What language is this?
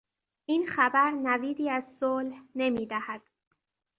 Persian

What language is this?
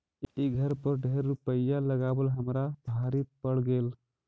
Magahi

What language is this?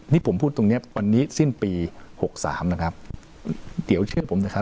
Thai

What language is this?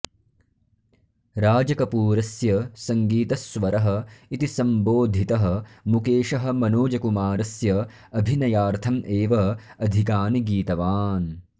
Sanskrit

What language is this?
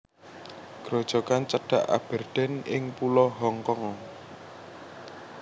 Javanese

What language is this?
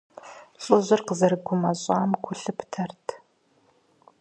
Kabardian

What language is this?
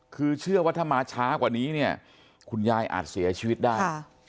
Thai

